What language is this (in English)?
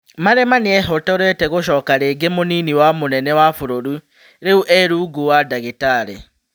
Kikuyu